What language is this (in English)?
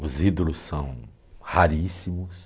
Portuguese